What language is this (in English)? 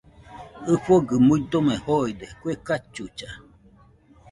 Nüpode Huitoto